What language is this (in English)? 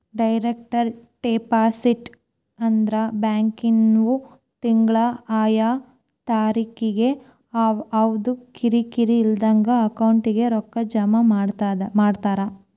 Kannada